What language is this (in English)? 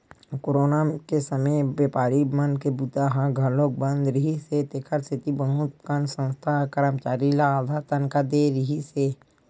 Chhattisgarhi